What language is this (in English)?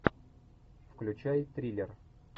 Russian